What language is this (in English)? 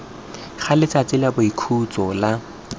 Tswana